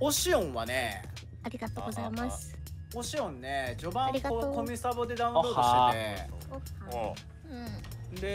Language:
Japanese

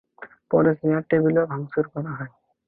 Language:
Bangla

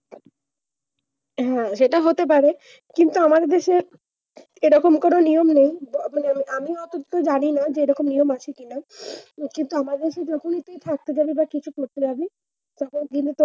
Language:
Bangla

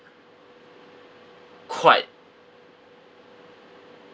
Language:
English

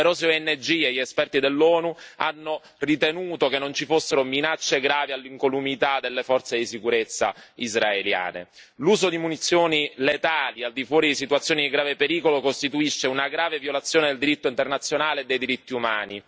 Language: Italian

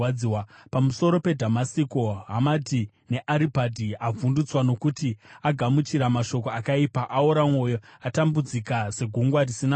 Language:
Shona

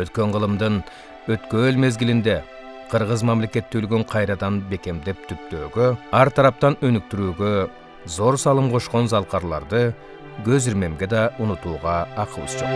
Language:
Turkish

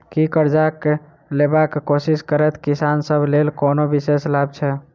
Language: Maithili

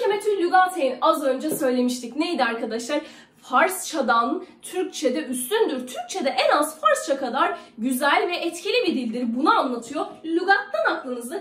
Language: Turkish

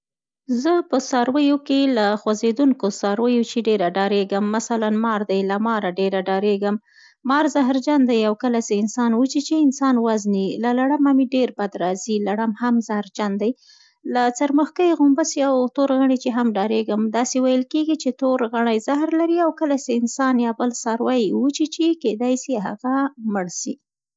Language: Central Pashto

